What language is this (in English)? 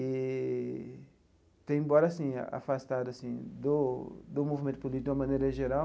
Portuguese